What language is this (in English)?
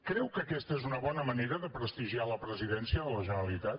Catalan